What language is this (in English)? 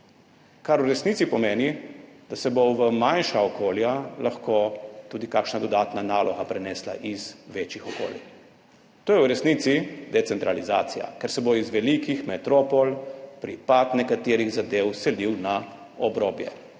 Slovenian